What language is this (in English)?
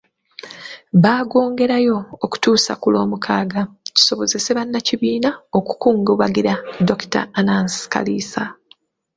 Ganda